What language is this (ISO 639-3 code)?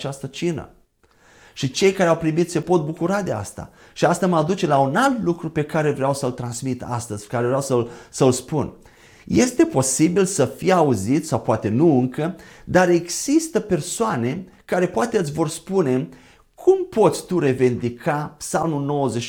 ron